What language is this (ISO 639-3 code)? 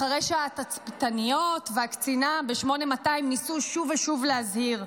heb